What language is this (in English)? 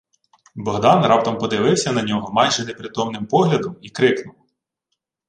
Ukrainian